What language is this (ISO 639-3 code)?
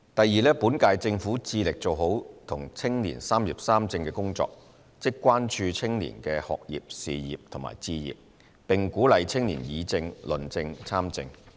yue